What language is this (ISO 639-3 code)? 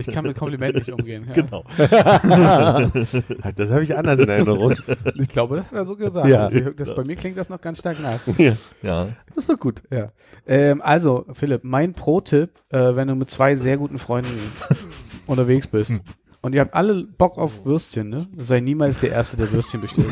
deu